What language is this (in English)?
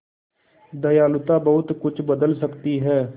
Hindi